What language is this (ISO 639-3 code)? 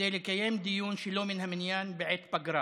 heb